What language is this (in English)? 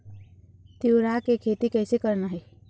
Chhattisgarhi